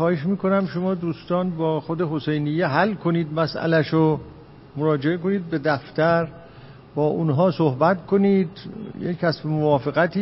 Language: Persian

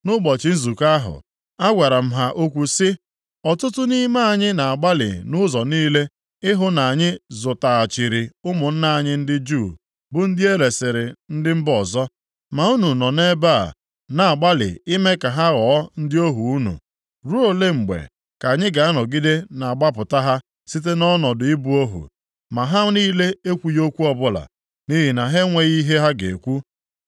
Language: Igbo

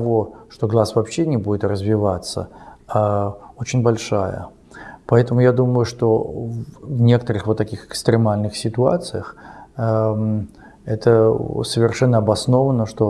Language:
Russian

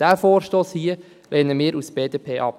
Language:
Swiss German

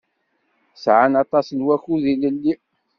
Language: Kabyle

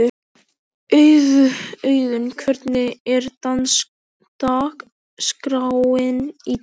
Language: Icelandic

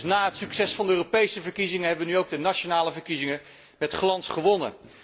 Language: Dutch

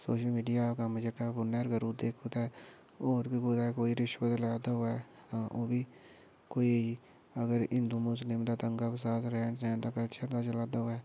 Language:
Dogri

